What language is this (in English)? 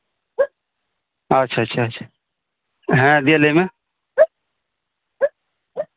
Santali